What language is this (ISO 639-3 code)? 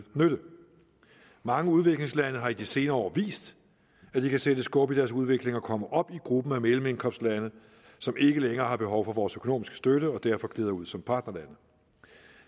dan